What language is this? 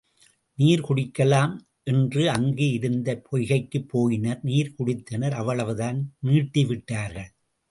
Tamil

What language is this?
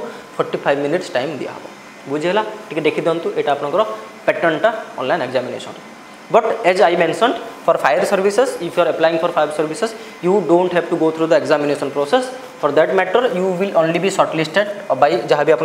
Hindi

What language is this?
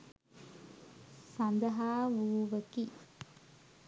Sinhala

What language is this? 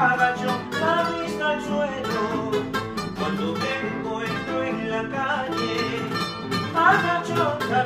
Spanish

